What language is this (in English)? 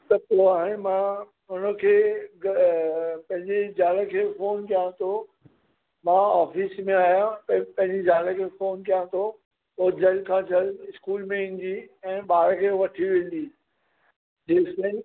Sindhi